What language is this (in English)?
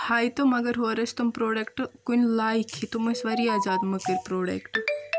Kashmiri